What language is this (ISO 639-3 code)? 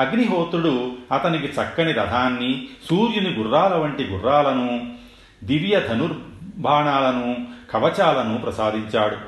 tel